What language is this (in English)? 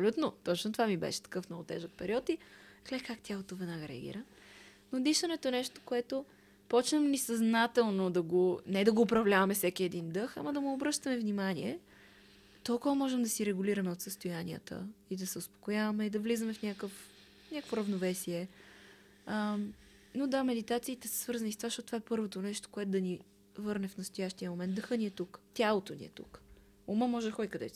Bulgarian